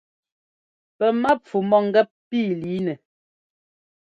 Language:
Ngomba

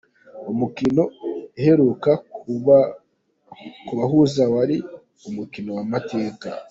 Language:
Kinyarwanda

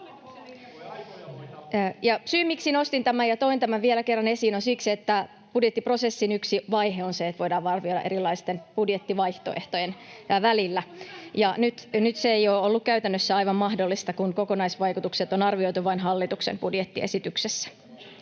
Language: Finnish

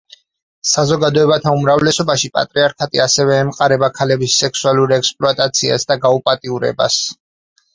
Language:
Georgian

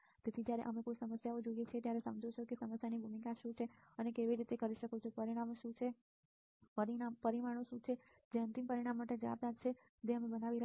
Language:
Gujarati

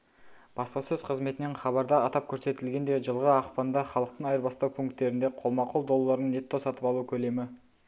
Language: Kazakh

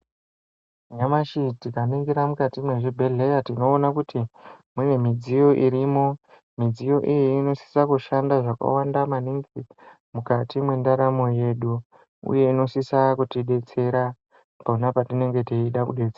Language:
Ndau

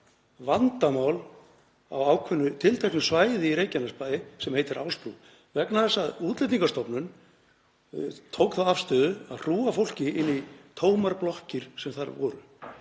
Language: Icelandic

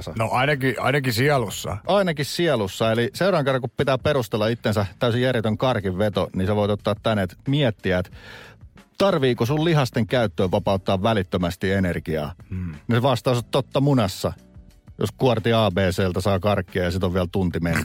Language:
Finnish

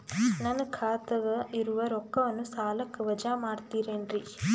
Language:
Kannada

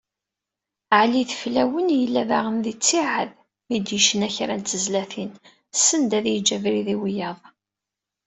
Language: Kabyle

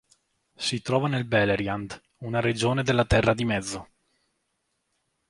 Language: Italian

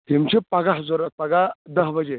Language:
Kashmiri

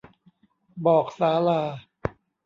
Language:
Thai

